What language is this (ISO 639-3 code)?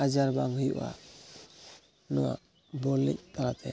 sat